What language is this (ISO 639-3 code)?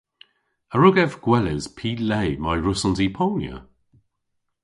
cor